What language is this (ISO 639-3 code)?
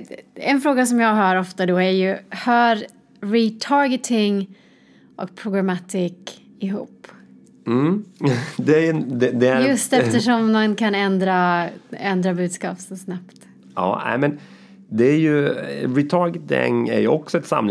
swe